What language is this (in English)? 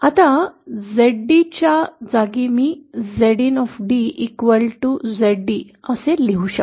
Marathi